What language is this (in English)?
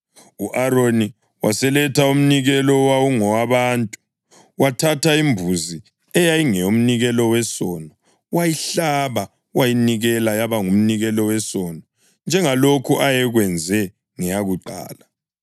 North Ndebele